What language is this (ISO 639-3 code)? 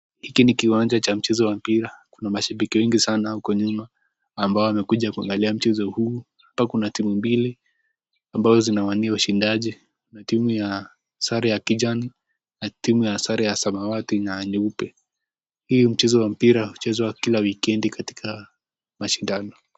swa